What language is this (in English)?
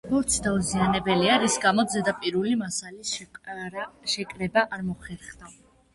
Georgian